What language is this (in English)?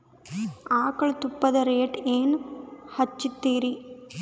Kannada